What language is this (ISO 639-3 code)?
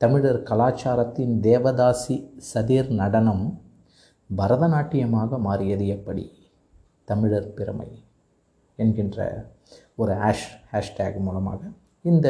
tam